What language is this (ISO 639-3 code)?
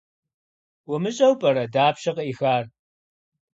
kbd